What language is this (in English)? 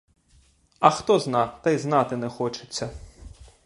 Ukrainian